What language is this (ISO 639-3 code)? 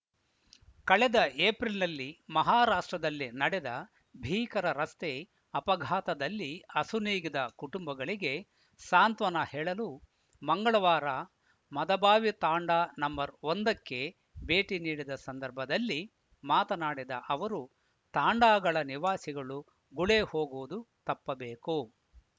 kan